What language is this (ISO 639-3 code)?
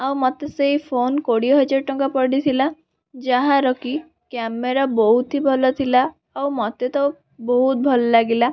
ori